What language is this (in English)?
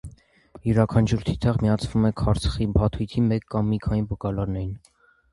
Armenian